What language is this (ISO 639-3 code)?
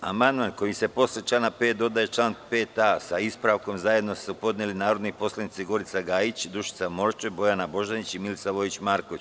srp